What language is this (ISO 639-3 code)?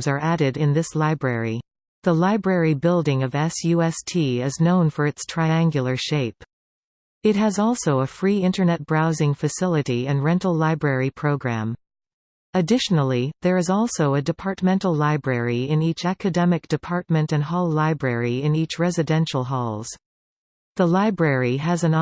eng